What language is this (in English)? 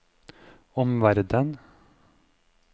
Norwegian